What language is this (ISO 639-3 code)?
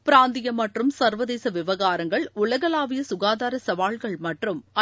tam